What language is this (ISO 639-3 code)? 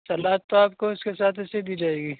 urd